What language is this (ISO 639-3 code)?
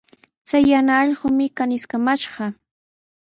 qws